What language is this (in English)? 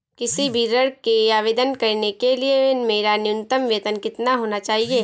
Hindi